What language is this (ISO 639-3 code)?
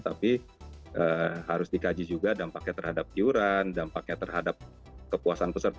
ind